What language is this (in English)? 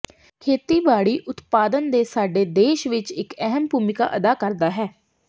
Punjabi